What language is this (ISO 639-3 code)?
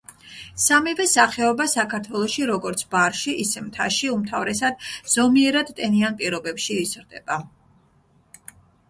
kat